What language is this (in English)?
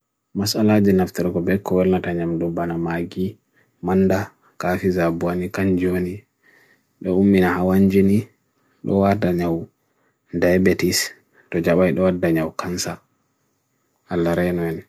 Bagirmi Fulfulde